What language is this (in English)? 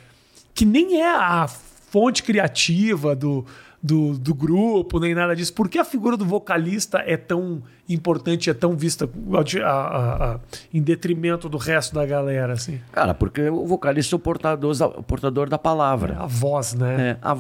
Portuguese